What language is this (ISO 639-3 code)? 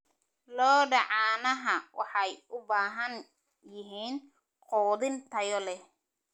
som